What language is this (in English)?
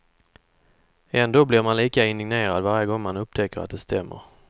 Swedish